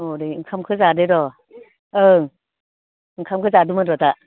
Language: Bodo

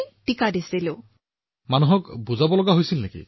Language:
Assamese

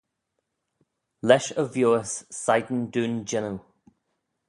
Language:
Manx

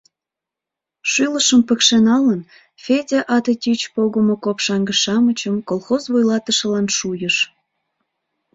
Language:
Mari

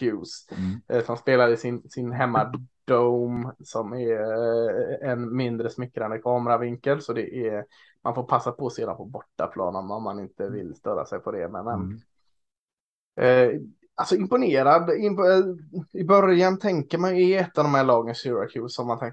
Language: Swedish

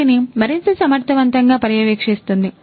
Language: Telugu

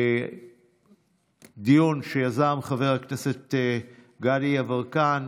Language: Hebrew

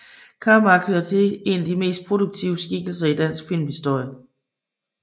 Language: Danish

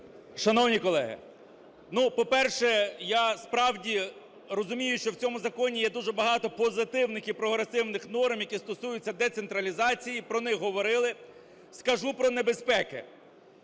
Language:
Ukrainian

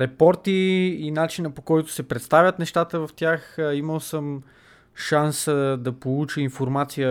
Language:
Bulgarian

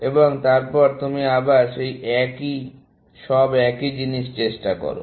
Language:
Bangla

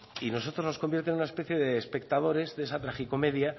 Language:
Spanish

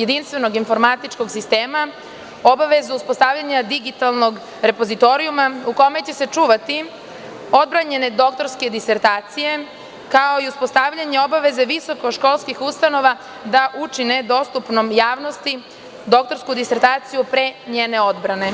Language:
Serbian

